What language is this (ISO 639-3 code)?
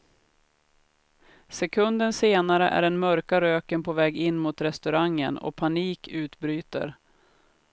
swe